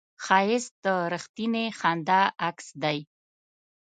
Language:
Pashto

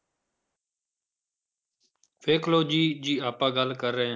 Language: Punjabi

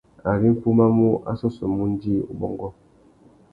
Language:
Tuki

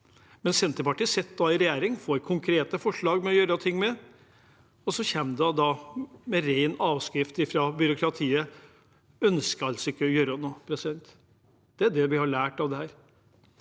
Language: Norwegian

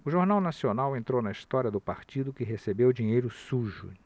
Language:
Portuguese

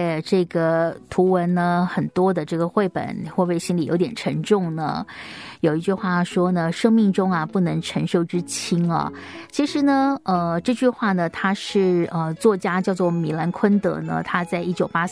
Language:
Chinese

